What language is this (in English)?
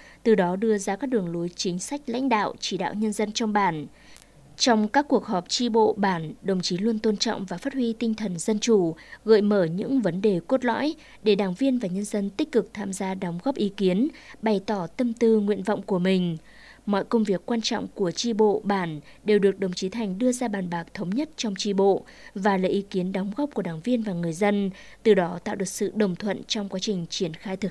Vietnamese